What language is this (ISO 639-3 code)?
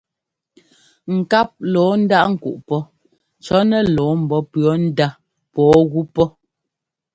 jgo